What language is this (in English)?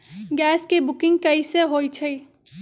Magahi